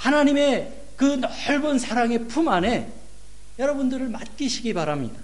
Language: Korean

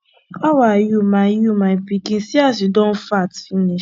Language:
Nigerian Pidgin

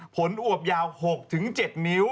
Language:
Thai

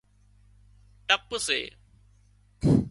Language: Wadiyara Koli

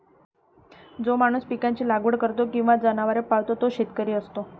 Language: Marathi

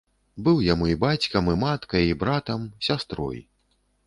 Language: Belarusian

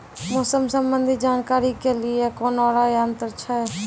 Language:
Maithili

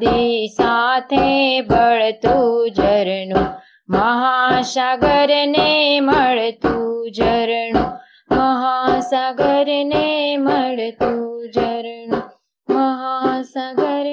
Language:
Gujarati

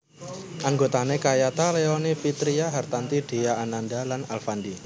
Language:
Javanese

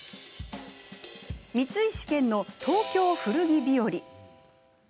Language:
Japanese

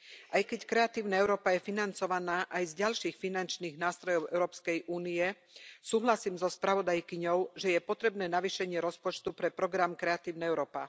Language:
Slovak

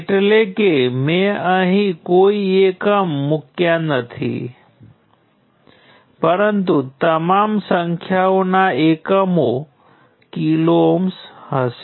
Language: Gujarati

